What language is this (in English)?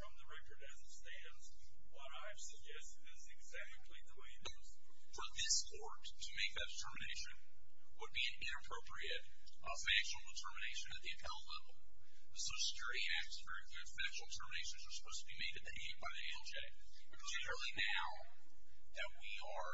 English